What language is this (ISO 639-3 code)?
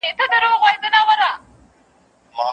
pus